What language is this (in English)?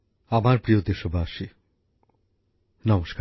Bangla